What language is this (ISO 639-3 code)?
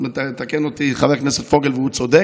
heb